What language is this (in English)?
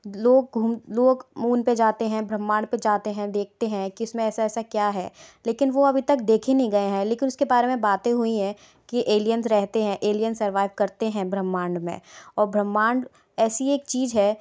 Hindi